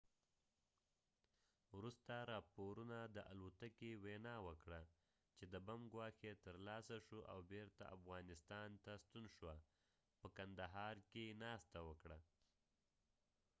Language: Pashto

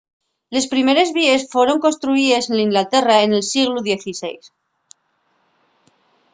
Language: Asturian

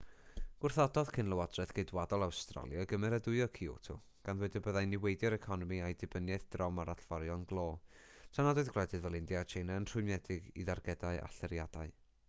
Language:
Welsh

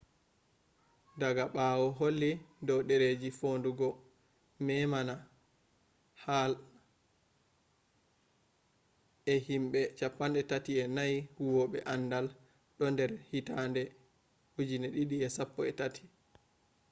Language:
Fula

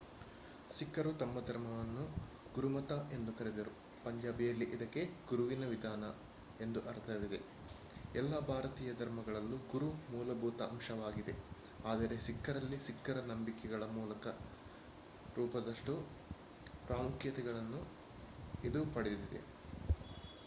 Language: Kannada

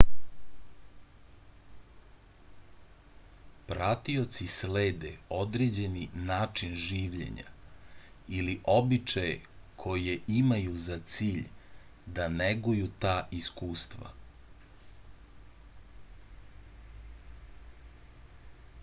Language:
Serbian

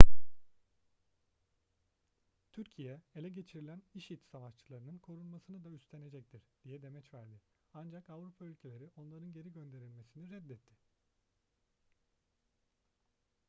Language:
Turkish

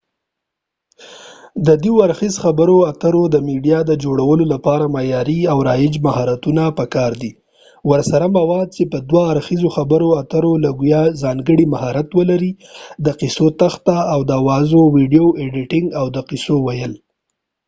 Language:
Pashto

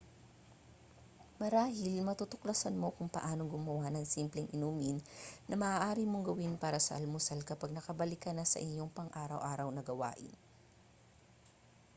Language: Filipino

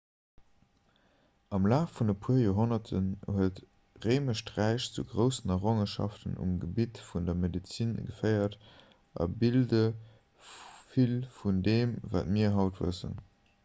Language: Luxembourgish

